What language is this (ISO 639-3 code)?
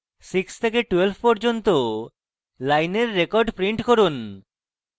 ben